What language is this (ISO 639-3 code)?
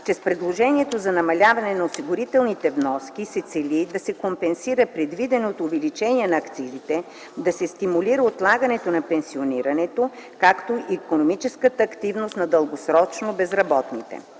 bul